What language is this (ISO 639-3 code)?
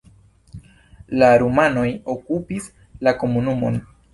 epo